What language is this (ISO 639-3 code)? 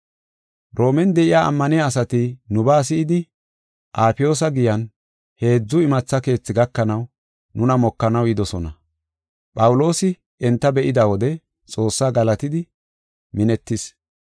gof